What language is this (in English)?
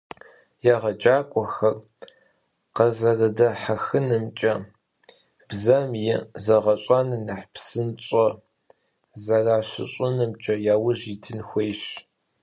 Kabardian